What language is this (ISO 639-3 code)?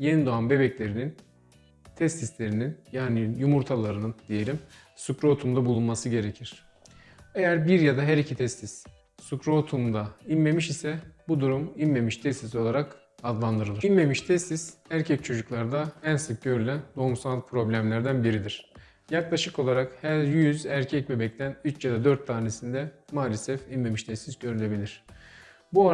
tur